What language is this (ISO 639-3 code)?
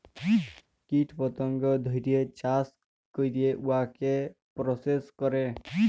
ben